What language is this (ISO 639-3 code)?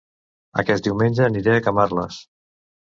cat